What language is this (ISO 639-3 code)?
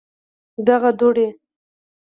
pus